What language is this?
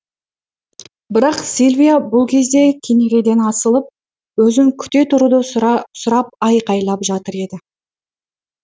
Kazakh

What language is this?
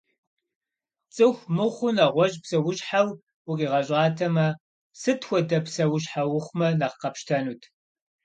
Kabardian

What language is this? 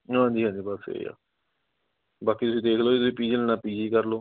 Punjabi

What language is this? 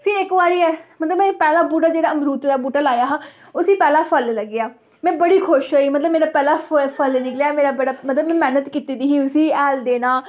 Dogri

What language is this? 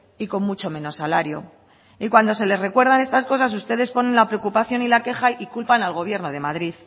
Spanish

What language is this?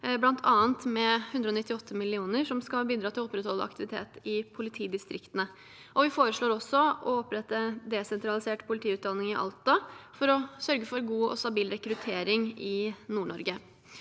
Norwegian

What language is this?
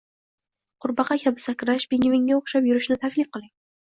Uzbek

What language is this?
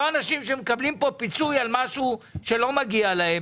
Hebrew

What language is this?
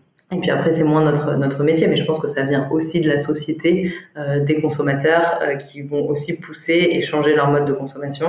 French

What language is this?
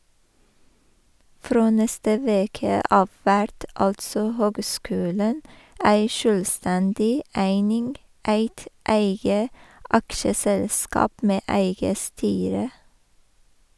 Norwegian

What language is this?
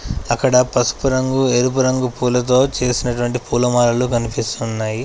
Telugu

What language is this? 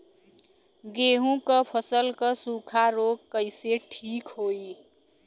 Bhojpuri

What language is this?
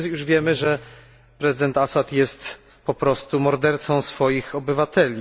Polish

